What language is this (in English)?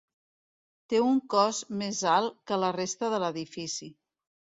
Catalan